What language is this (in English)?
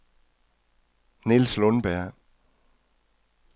Danish